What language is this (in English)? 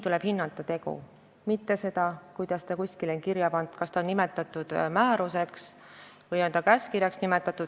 Estonian